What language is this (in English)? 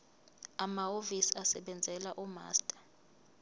Zulu